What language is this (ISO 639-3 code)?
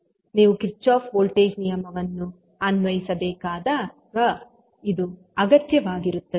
kan